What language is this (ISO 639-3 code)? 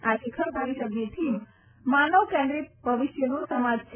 guj